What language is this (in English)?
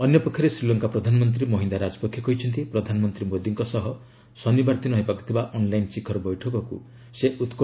Odia